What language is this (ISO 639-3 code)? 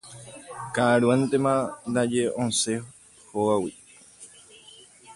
grn